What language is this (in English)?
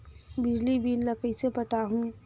Chhattisgarhi